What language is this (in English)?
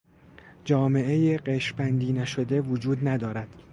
Persian